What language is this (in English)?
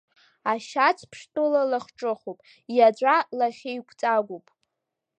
Abkhazian